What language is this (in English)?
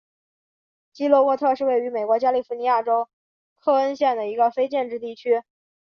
Chinese